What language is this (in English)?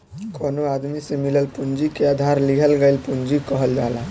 Bhojpuri